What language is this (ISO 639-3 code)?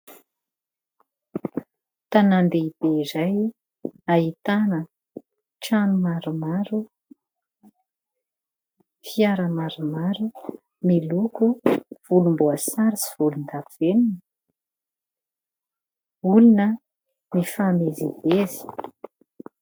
mlg